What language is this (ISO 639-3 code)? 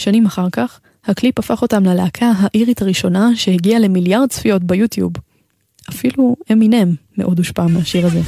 heb